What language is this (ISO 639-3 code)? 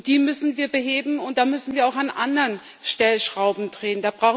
deu